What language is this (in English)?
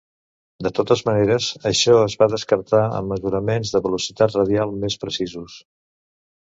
Catalan